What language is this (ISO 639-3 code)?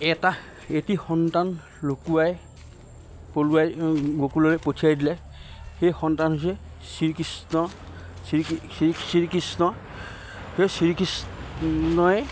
asm